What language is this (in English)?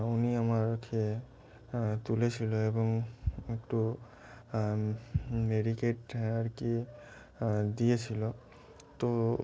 Bangla